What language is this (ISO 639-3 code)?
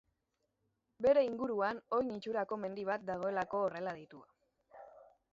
eus